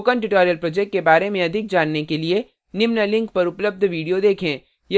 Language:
Hindi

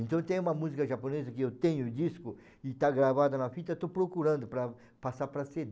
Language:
Portuguese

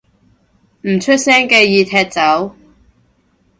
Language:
Cantonese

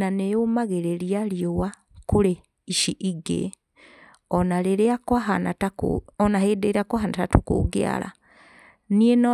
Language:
Kikuyu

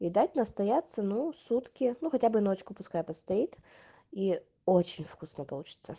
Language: Russian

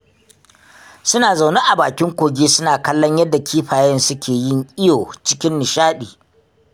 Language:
Hausa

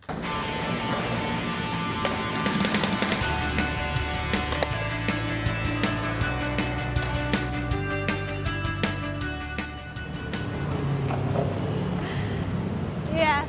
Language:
Indonesian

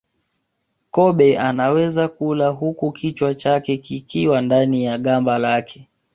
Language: Swahili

